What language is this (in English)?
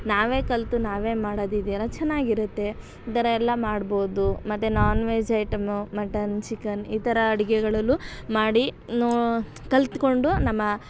Kannada